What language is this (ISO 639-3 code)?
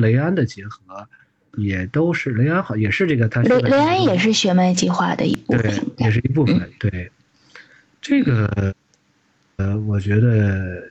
zho